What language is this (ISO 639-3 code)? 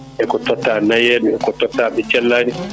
ful